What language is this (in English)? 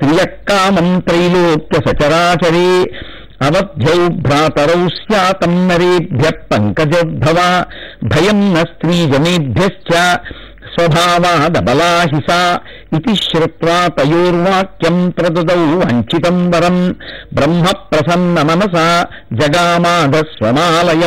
Telugu